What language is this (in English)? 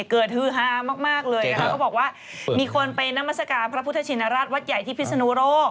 Thai